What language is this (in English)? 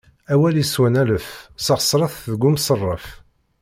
Kabyle